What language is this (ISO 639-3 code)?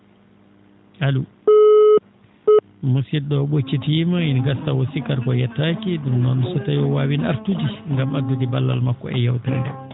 ful